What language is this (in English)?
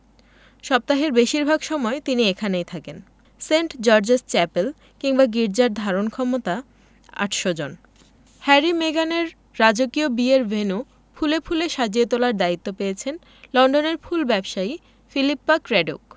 Bangla